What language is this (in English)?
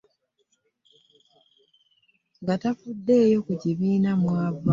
Ganda